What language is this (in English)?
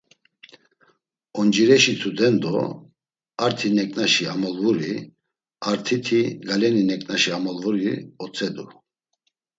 Laz